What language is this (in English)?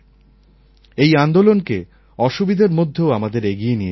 Bangla